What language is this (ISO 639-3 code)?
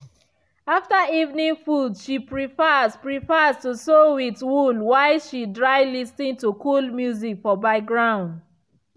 pcm